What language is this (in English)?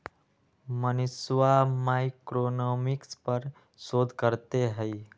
Magahi